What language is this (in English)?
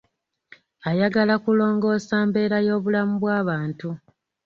Ganda